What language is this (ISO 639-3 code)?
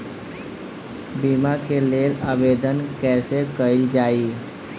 bho